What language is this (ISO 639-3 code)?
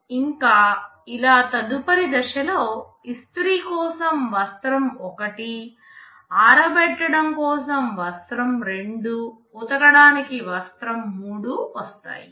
tel